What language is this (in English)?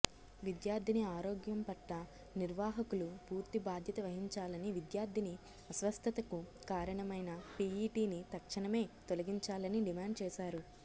Telugu